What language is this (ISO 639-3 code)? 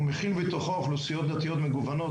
heb